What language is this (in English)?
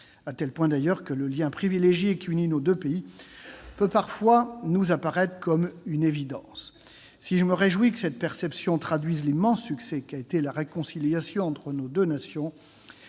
French